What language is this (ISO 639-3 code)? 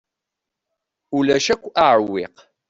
kab